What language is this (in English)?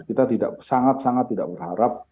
Indonesian